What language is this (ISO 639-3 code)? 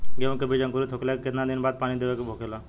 bho